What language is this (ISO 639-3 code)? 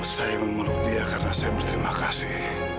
ind